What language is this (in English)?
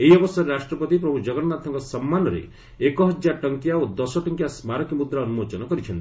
Odia